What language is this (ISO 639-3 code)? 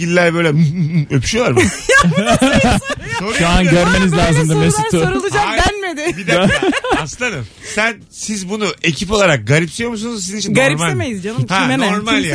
tur